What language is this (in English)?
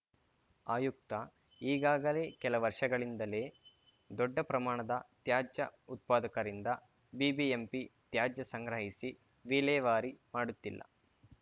Kannada